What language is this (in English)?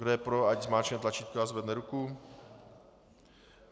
Czech